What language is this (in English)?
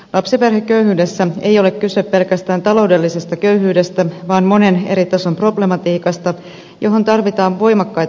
Finnish